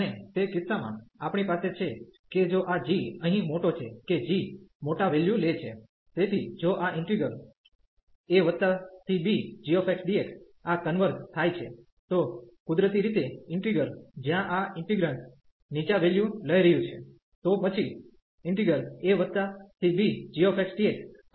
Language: Gujarati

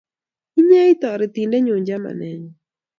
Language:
Kalenjin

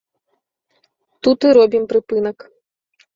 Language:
Belarusian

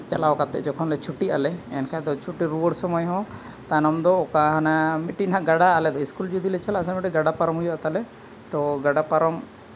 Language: Santali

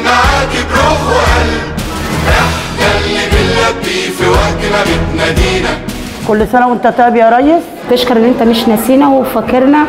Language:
Arabic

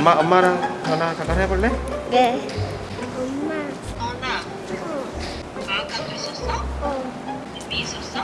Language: Korean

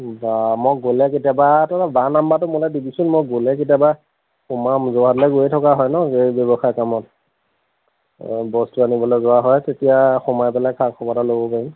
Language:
Assamese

